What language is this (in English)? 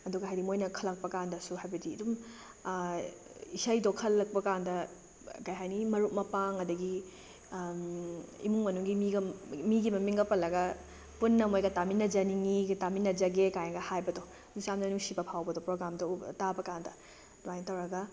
Manipuri